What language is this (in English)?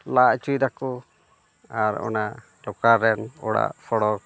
Santali